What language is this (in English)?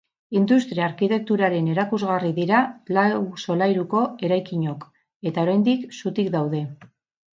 Basque